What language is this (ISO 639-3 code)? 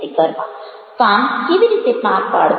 guj